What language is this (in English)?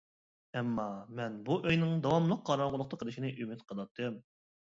Uyghur